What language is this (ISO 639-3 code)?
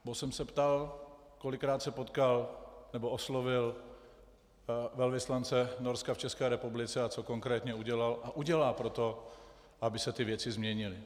ces